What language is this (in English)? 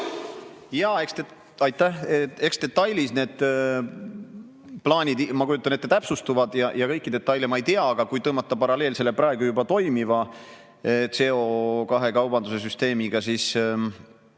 Estonian